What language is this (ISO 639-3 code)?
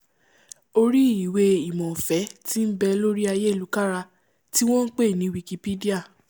yor